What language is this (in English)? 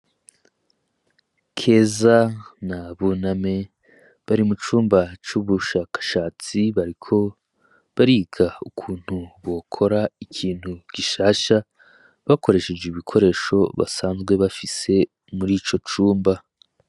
Rundi